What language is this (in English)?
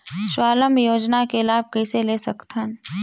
Chhattisgarhi